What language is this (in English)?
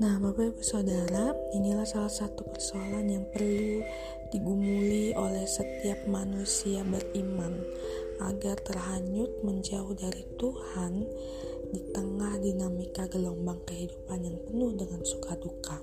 Indonesian